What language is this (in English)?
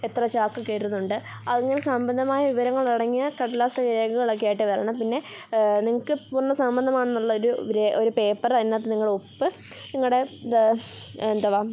Malayalam